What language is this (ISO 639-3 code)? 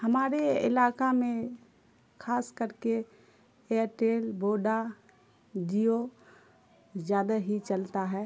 urd